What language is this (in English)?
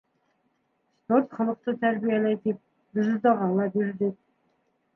Bashkir